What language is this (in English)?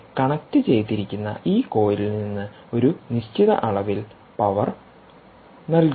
Malayalam